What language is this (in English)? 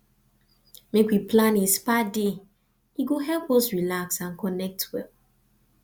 Nigerian Pidgin